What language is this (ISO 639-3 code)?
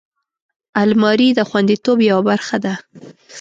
pus